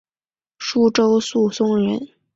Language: Chinese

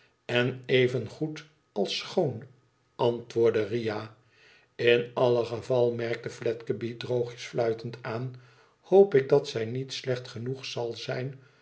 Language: Dutch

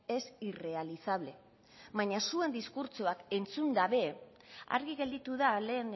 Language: Basque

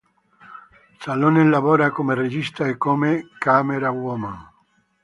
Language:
Italian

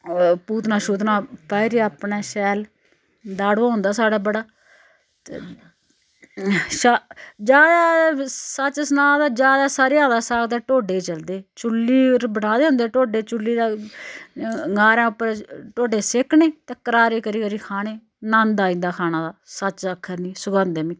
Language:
Dogri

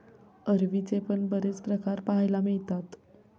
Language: Marathi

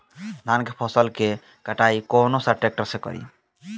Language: Bhojpuri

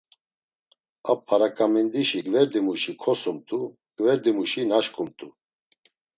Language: Laz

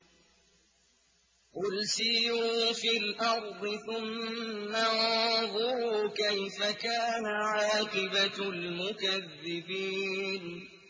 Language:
Arabic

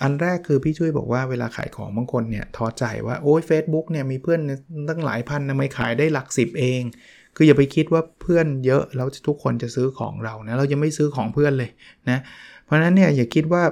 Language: Thai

